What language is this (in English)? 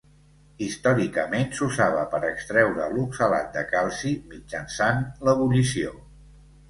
Catalan